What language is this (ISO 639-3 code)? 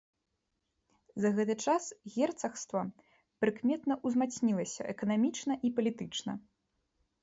bel